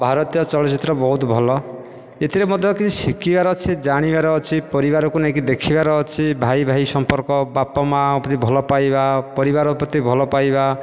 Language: Odia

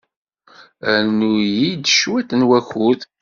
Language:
Kabyle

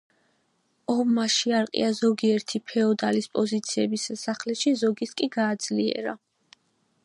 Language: Georgian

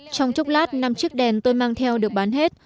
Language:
Vietnamese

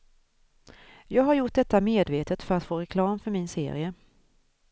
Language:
Swedish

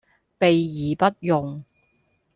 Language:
Cantonese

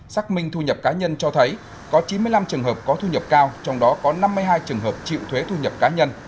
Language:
Vietnamese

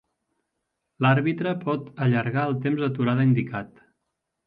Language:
Catalan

